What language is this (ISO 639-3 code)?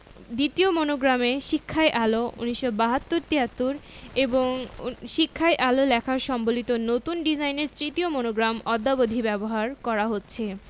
ben